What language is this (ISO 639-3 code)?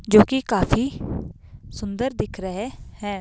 hin